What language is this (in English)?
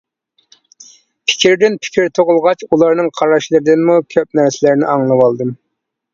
Uyghur